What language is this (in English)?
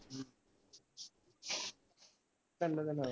Punjabi